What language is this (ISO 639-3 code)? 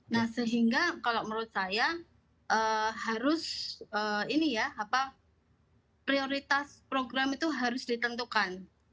ind